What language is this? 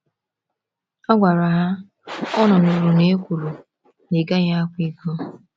Igbo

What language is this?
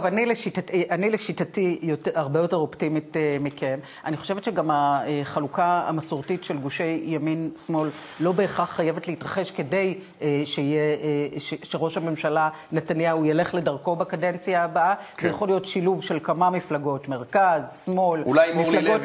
Hebrew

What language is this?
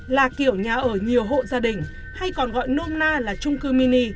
Vietnamese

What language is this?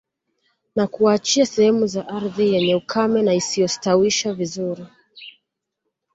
Swahili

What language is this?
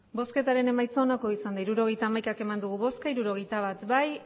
Basque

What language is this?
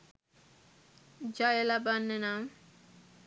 Sinhala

